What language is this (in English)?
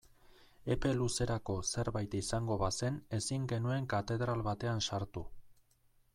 Basque